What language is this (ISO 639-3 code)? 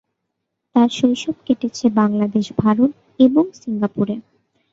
ben